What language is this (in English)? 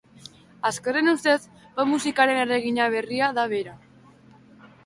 Basque